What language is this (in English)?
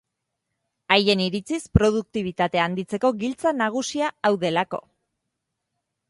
Basque